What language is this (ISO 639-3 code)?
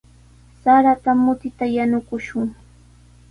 qws